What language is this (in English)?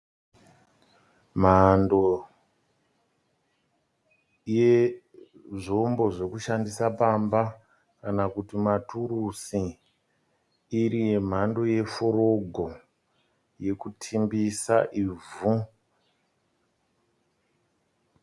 Shona